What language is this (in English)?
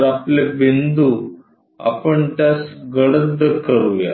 Marathi